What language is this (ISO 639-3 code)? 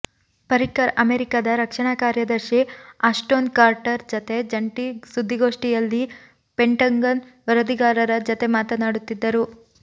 kan